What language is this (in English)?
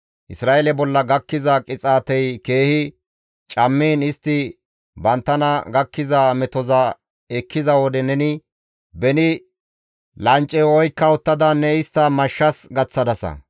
Gamo